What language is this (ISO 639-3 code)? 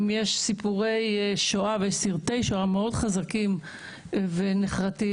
heb